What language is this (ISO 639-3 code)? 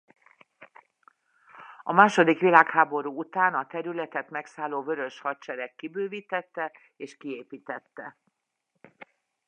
hun